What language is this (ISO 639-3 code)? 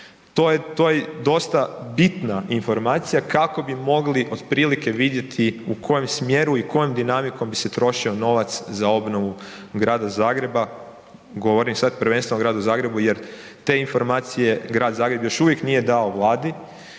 hrv